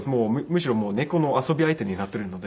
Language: Japanese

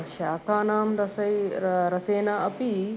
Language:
Sanskrit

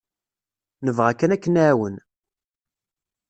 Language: Kabyle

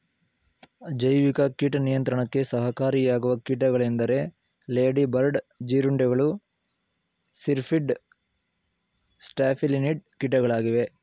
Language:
Kannada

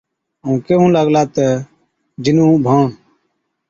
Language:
Od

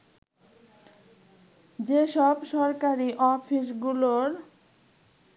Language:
Bangla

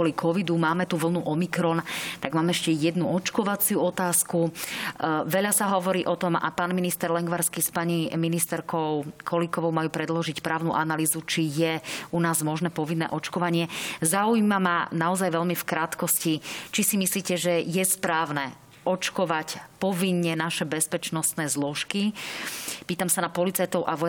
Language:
Slovak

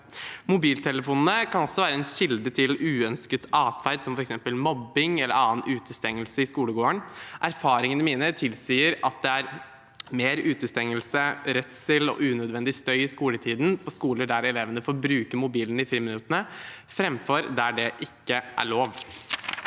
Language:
Norwegian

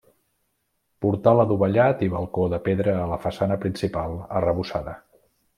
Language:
Catalan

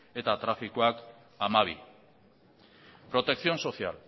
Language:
Basque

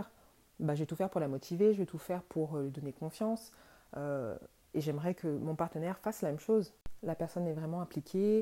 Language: French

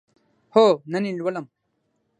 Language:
Pashto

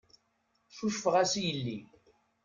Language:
Kabyle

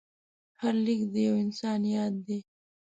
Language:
Pashto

